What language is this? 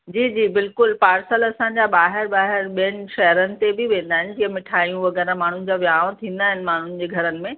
Sindhi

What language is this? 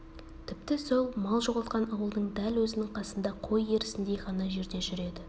Kazakh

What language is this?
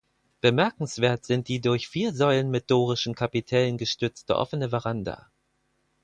German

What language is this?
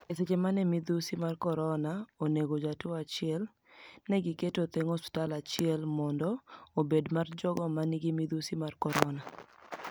Luo (Kenya and Tanzania)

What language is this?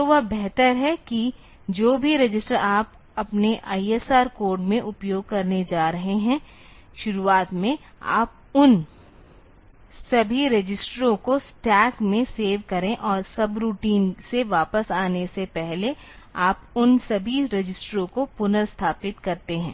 Hindi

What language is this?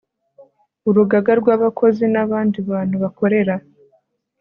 Kinyarwanda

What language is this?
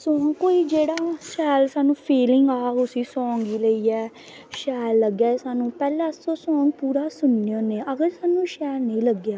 Dogri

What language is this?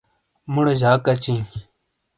Shina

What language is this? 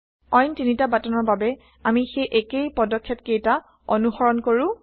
Assamese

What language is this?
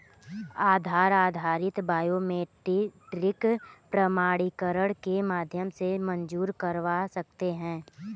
Hindi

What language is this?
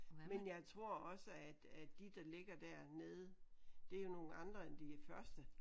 Danish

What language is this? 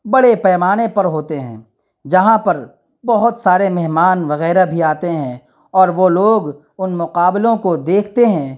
Urdu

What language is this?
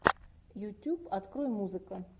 Russian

